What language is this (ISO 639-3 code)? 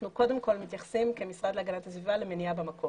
heb